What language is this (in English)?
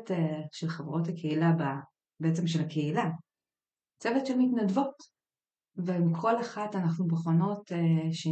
Hebrew